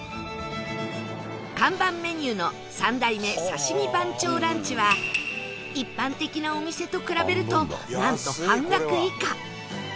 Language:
Japanese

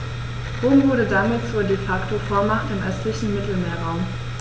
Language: German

